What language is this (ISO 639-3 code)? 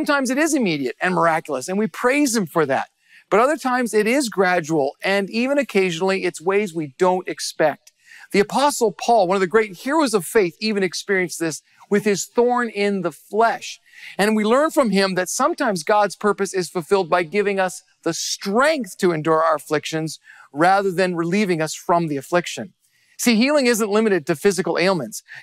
eng